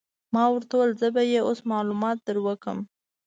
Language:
Pashto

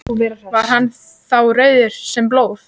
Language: Icelandic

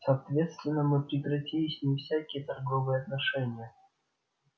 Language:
Russian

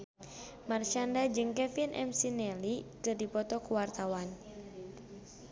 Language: Sundanese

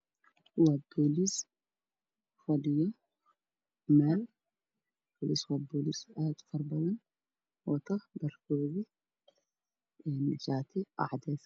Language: Somali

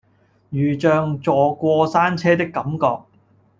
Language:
Cantonese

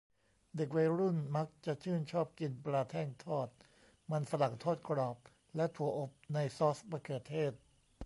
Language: Thai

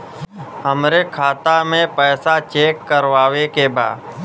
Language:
Bhojpuri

